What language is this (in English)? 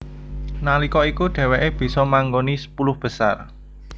Javanese